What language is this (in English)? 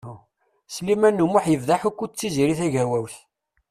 Kabyle